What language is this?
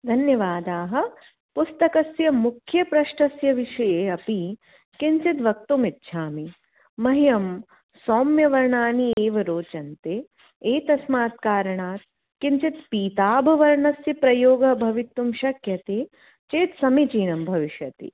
Sanskrit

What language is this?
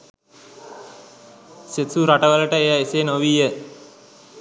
Sinhala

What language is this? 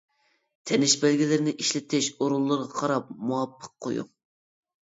Uyghur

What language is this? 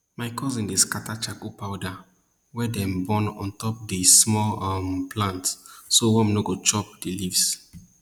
Nigerian Pidgin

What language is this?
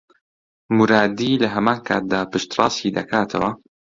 Central Kurdish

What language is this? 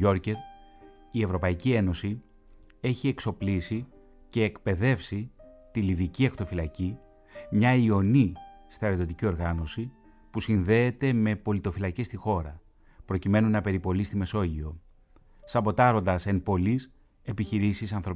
Greek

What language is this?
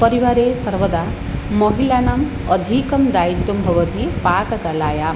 Sanskrit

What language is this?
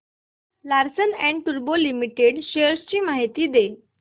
Marathi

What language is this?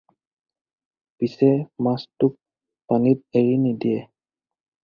Assamese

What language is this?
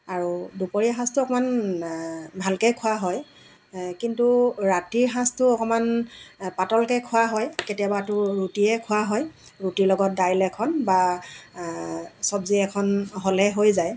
Assamese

